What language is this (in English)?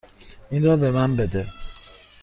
Persian